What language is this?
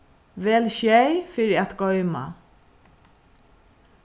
Faroese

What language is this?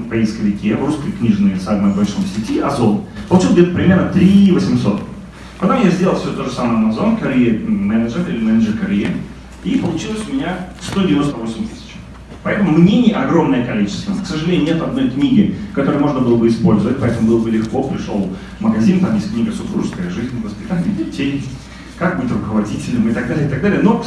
Russian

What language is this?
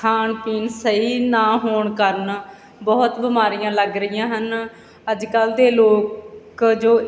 Punjabi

